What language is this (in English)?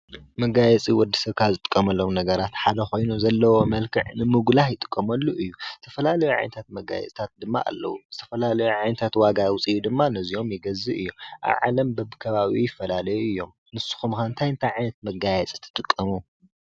Tigrinya